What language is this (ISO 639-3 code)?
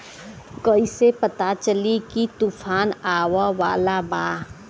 bho